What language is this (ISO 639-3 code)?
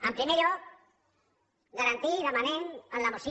cat